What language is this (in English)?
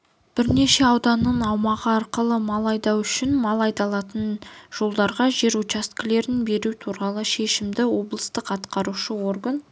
Kazakh